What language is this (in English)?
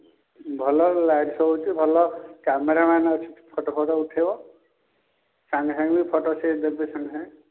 Odia